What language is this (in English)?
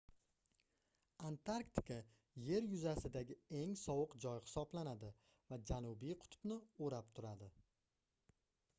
Uzbek